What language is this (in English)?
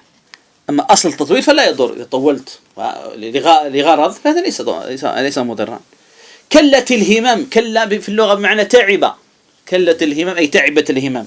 Arabic